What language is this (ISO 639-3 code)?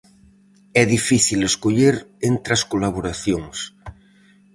glg